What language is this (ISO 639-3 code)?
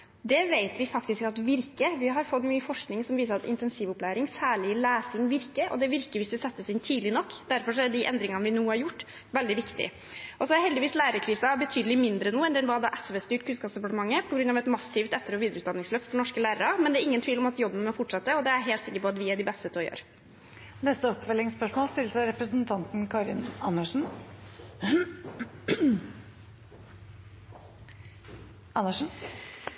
nor